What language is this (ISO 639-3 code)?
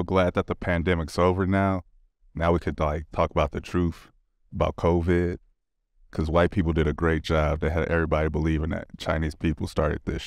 eng